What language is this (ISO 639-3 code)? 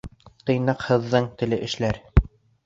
bak